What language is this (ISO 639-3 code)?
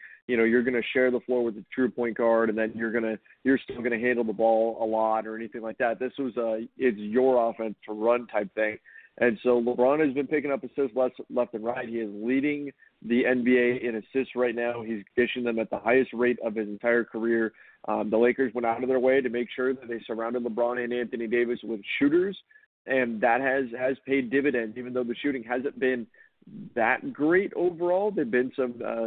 eng